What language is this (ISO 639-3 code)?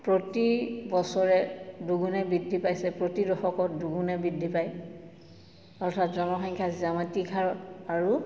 asm